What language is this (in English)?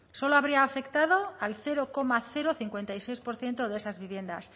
Spanish